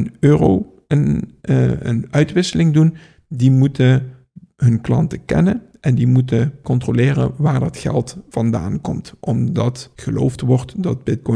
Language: Dutch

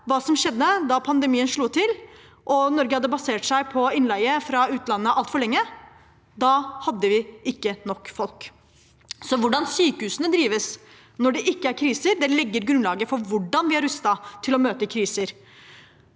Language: Norwegian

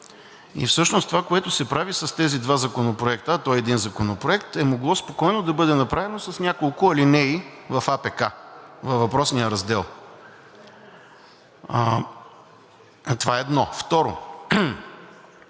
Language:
Bulgarian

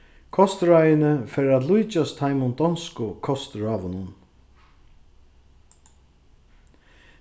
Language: Faroese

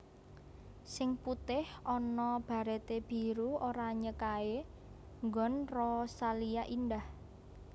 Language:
Javanese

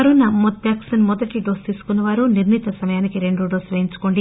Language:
Telugu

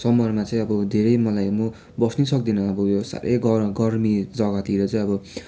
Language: Nepali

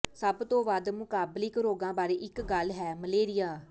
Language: Punjabi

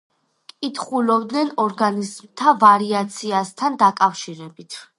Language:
Georgian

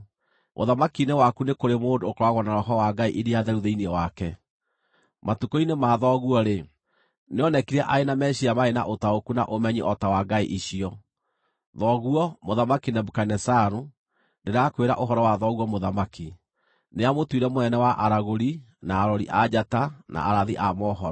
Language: Kikuyu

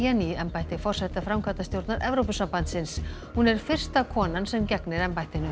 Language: Icelandic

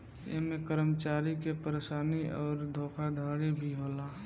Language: Bhojpuri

